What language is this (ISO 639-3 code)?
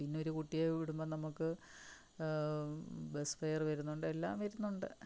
mal